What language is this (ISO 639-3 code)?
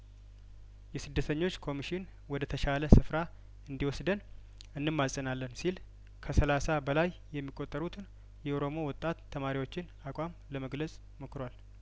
amh